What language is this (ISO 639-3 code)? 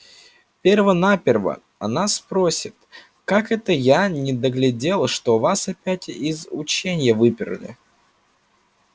rus